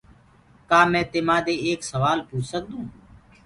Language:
Gurgula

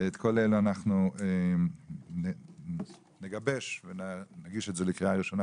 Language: Hebrew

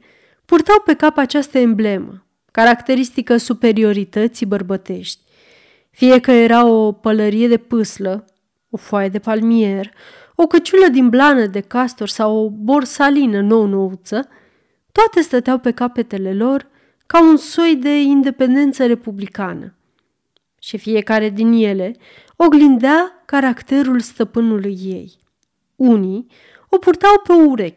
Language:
Romanian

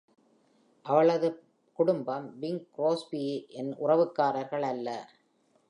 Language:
Tamil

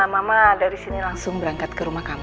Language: Indonesian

